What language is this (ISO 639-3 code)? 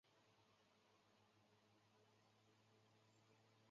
zho